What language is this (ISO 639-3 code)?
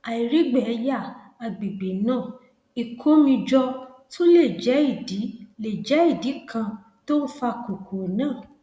yor